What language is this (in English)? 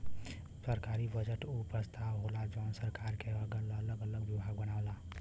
Bhojpuri